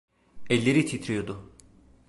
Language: Turkish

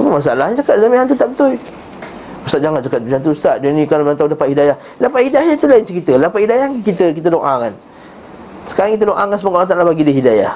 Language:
Malay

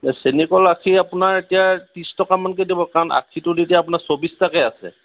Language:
Assamese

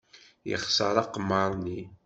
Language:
Kabyle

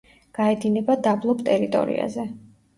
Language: Georgian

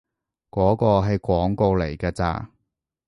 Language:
Cantonese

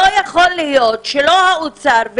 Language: Hebrew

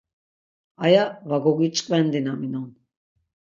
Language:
Laz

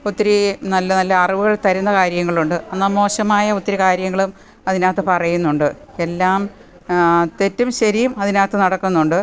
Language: Malayalam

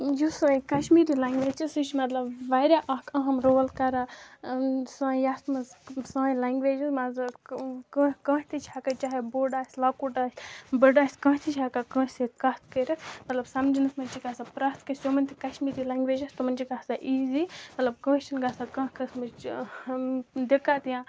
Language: Kashmiri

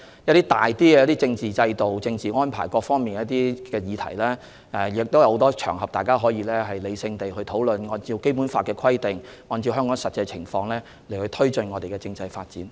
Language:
Cantonese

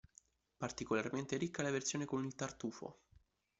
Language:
Italian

